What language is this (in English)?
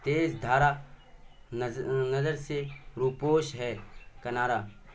Urdu